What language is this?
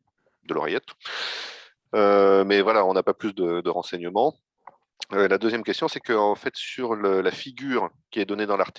French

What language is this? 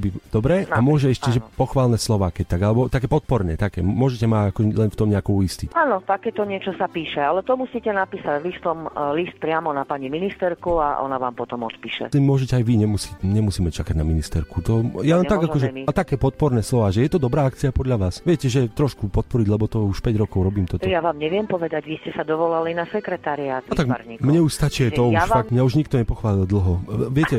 Slovak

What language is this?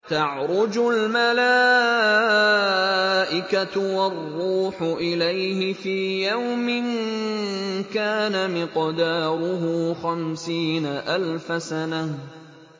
Arabic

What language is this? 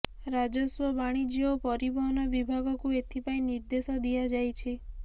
Odia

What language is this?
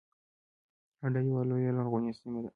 Pashto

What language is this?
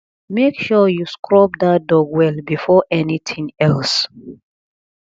Nigerian Pidgin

